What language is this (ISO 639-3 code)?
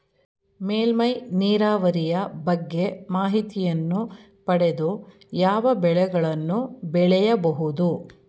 kan